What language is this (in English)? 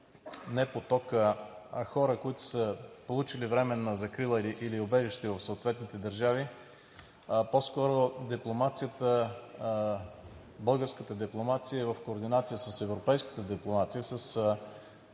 Bulgarian